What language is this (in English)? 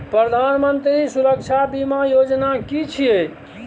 Maithili